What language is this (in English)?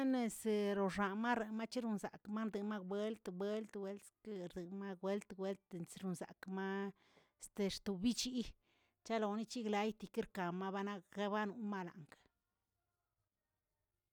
Tilquiapan Zapotec